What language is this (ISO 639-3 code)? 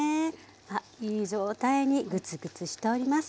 jpn